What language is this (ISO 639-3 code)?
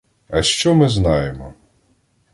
ukr